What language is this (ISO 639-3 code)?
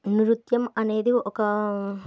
tel